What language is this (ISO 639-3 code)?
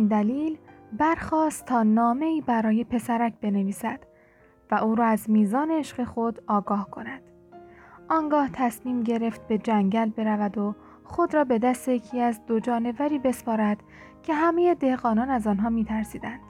fas